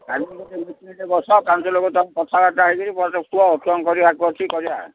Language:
Odia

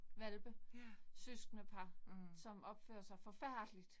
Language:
Danish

